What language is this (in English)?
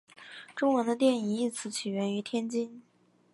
Chinese